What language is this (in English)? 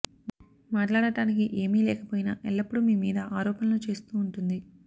Telugu